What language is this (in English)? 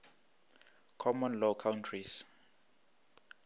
Northern Sotho